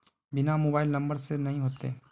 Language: Magahi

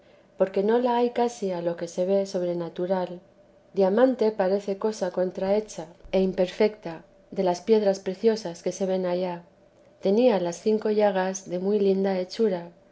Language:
Spanish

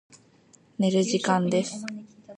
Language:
Japanese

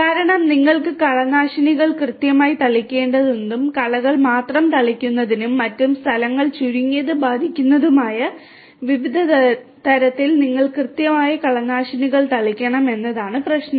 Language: Malayalam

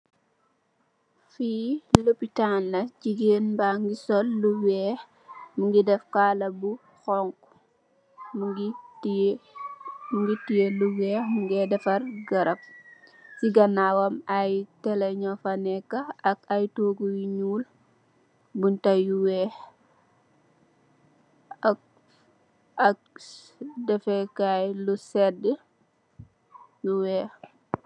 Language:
Wolof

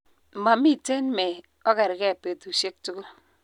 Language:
Kalenjin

